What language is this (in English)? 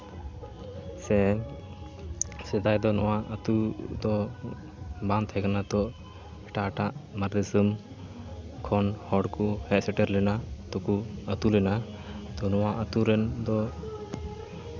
Santali